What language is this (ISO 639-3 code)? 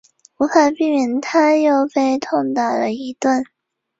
zho